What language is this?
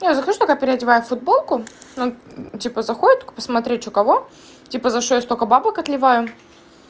Russian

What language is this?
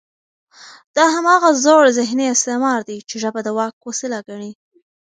Pashto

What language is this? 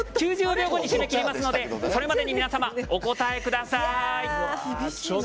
Japanese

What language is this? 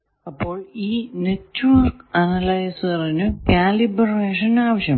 Malayalam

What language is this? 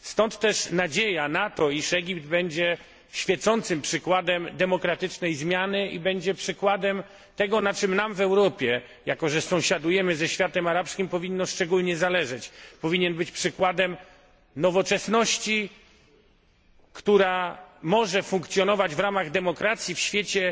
Polish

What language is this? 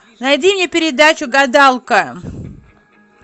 Russian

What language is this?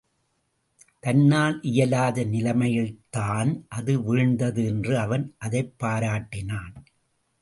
Tamil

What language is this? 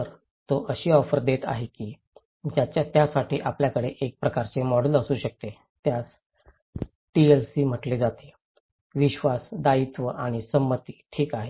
Marathi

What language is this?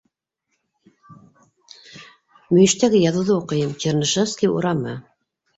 Bashkir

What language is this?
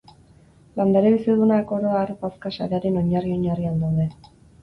Basque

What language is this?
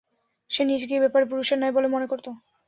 Bangla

